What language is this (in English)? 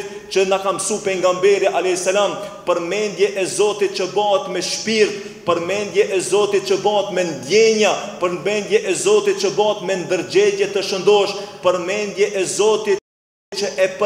Romanian